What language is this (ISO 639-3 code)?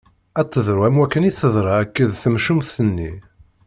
kab